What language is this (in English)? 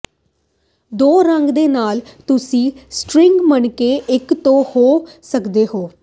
Punjabi